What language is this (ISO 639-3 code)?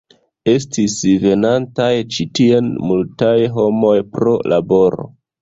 epo